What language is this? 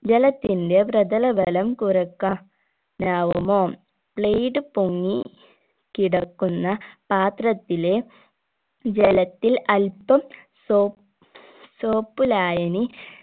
Malayalam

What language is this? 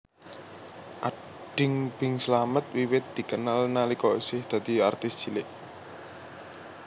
Javanese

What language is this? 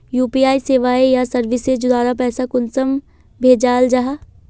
Magahi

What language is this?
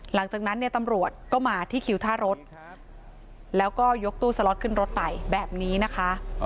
Thai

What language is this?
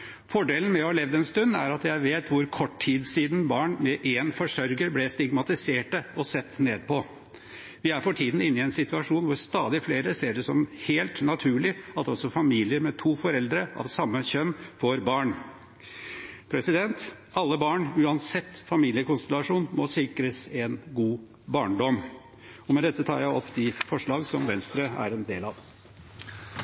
Norwegian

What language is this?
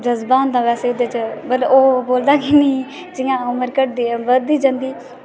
Dogri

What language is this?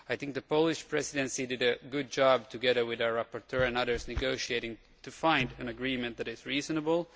English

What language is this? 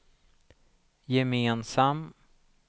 Swedish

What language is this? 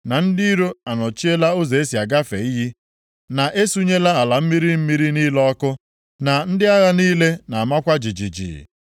Igbo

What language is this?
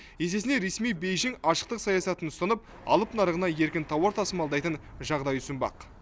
Kazakh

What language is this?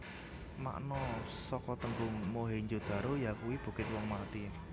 Javanese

